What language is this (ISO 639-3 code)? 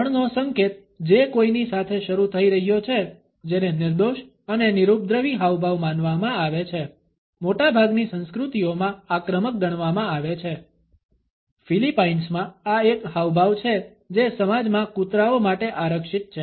guj